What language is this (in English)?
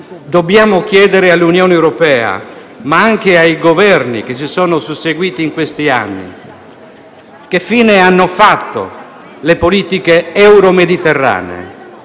Italian